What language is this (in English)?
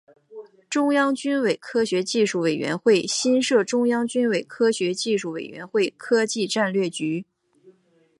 Chinese